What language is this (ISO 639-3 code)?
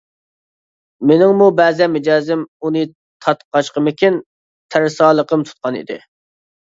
uig